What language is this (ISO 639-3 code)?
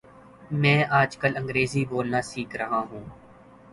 urd